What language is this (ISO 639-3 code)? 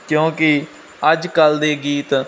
pan